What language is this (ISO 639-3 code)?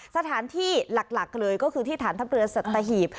tha